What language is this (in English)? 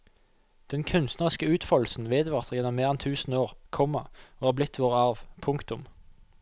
Norwegian